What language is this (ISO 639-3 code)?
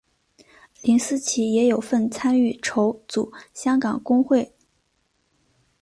zho